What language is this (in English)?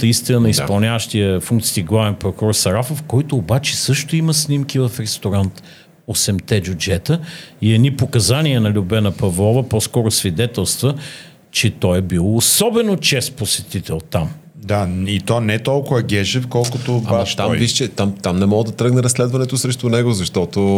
Bulgarian